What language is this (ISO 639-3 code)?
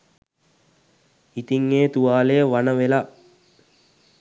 sin